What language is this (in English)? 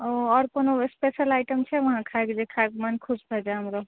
Maithili